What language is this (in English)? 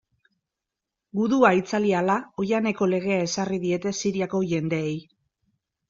Basque